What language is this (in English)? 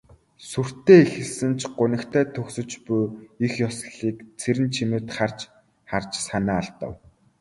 Mongolian